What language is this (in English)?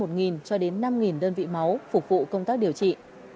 Vietnamese